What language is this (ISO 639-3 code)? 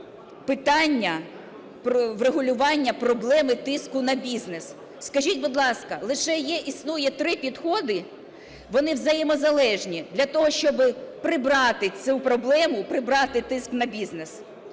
ukr